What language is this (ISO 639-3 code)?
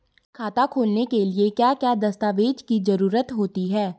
hin